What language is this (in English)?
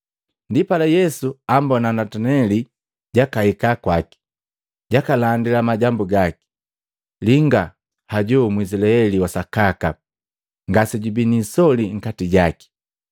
Matengo